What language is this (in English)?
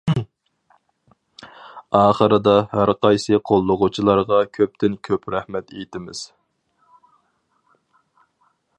Uyghur